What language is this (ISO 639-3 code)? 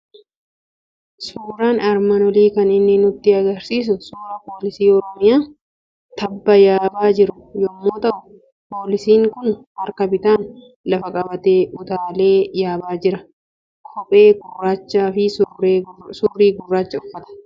orm